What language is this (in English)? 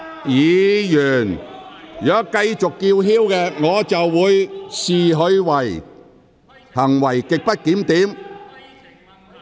Cantonese